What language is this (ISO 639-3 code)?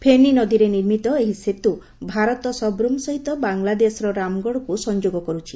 ori